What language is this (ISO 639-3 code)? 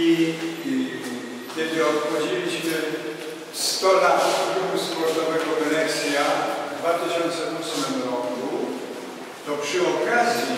pol